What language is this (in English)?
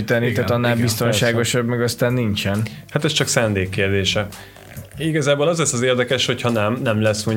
Hungarian